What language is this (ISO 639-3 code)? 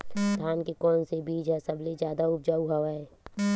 hne